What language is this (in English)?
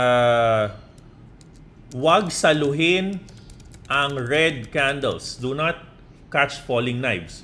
Filipino